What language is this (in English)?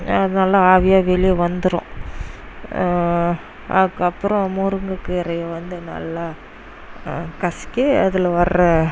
Tamil